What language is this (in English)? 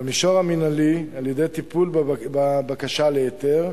Hebrew